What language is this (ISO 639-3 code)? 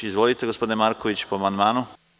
srp